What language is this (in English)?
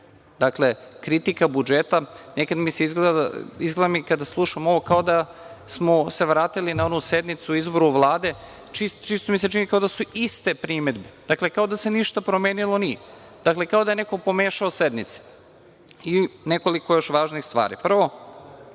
Serbian